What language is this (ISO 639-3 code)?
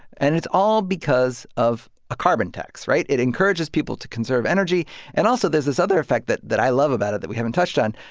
eng